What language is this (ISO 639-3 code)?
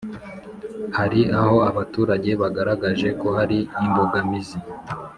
kin